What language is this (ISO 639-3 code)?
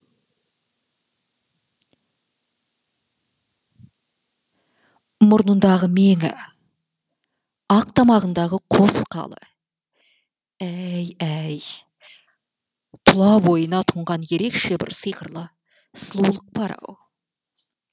kaz